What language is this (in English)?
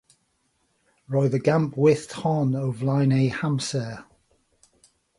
Welsh